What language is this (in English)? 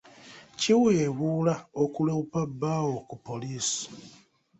Ganda